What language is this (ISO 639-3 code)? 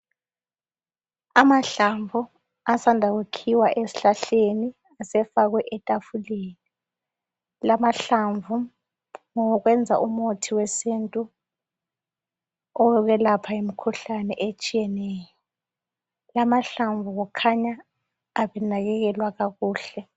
nde